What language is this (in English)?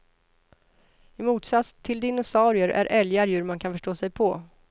Swedish